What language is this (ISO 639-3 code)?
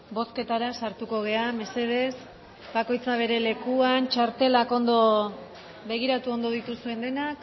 eus